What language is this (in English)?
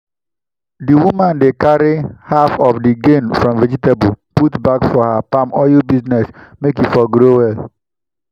Nigerian Pidgin